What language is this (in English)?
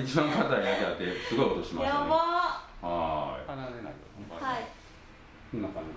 Japanese